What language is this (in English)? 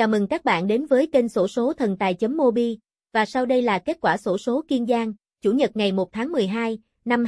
Vietnamese